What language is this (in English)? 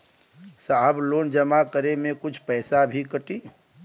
Bhojpuri